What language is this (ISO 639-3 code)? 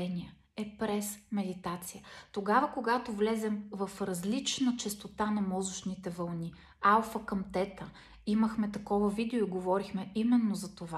bul